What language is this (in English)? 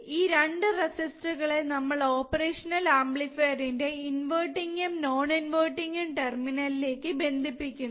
Malayalam